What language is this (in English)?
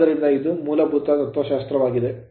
Kannada